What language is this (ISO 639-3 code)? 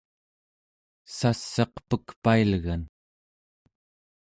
esu